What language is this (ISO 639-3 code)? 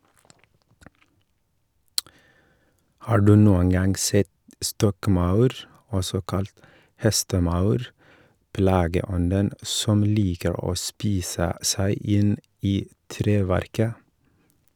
nor